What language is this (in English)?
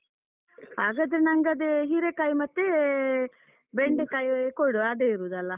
Kannada